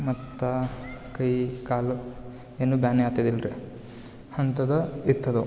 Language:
Kannada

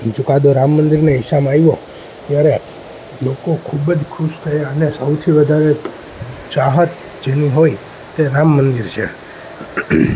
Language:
Gujarati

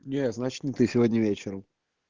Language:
Russian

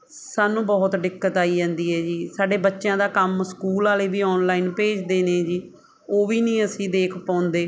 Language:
Punjabi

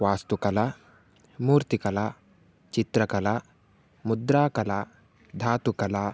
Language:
Sanskrit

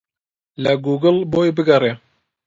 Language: Central Kurdish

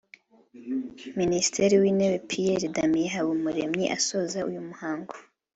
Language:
Kinyarwanda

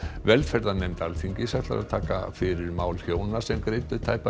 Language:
Icelandic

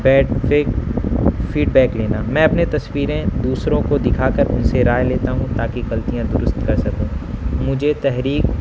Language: Urdu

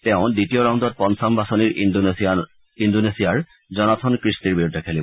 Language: Assamese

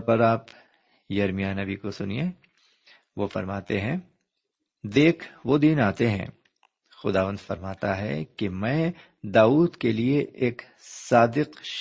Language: Urdu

